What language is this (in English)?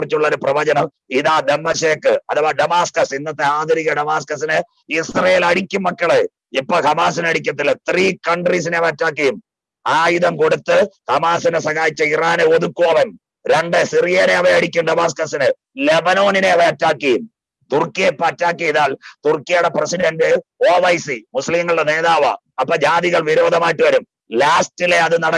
Hindi